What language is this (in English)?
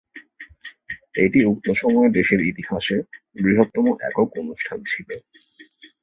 Bangla